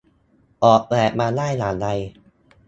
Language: Thai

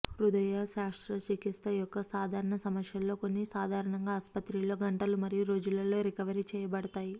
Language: Telugu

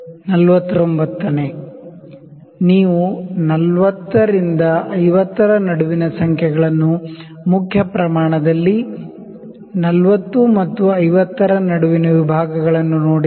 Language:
Kannada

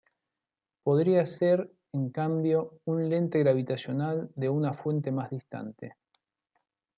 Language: Spanish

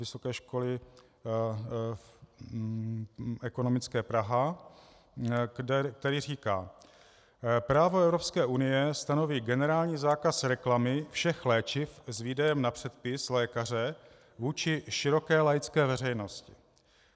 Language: Czech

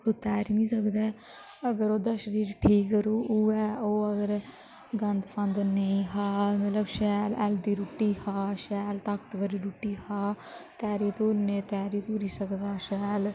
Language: Dogri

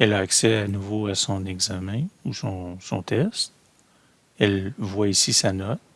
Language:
French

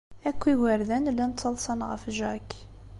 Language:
Kabyle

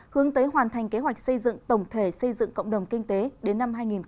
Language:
Vietnamese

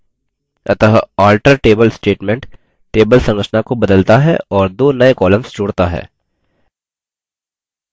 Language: Hindi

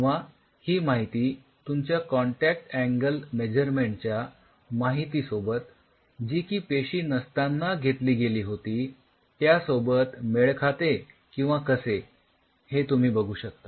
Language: Marathi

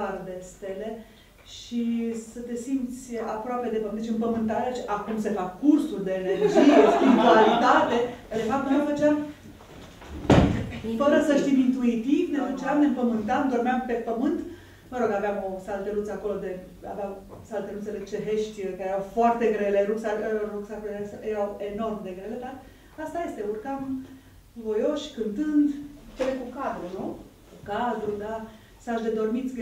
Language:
Romanian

